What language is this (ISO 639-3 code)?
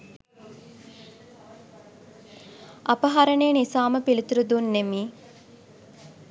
sin